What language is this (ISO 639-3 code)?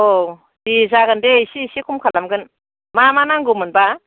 brx